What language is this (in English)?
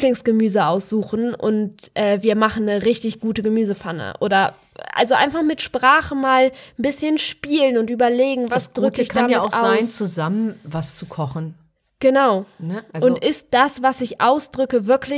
German